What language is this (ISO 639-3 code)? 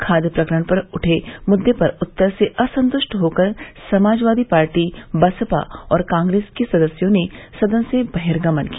hin